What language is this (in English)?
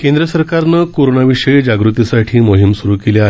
Marathi